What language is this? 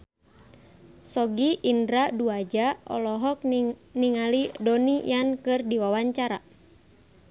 Sundanese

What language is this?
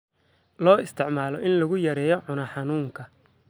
Somali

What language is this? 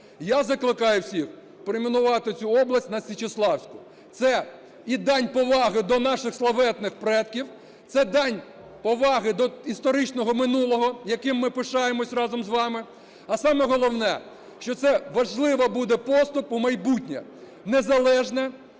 Ukrainian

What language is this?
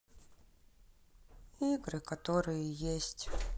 Russian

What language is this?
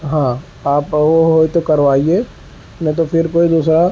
Urdu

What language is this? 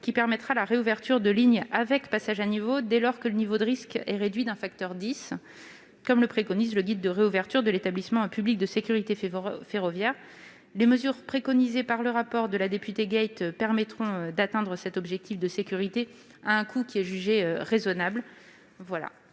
French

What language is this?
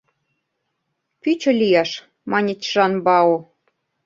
Mari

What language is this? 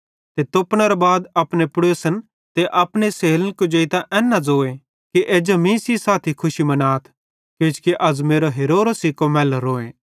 Bhadrawahi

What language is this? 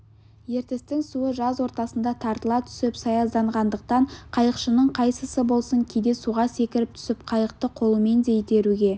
Kazakh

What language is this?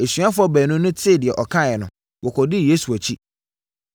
Akan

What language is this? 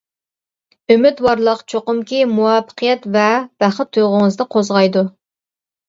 Uyghur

